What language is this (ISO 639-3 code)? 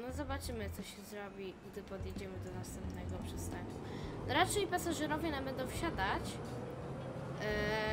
pol